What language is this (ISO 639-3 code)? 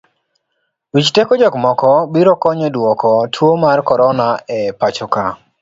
luo